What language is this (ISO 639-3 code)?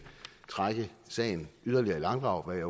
dan